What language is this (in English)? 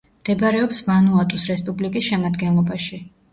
Georgian